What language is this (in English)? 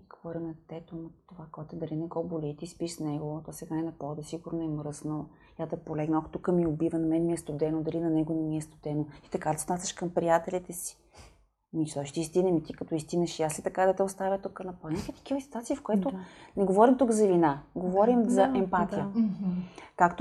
Bulgarian